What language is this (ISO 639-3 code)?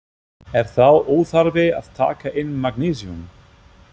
isl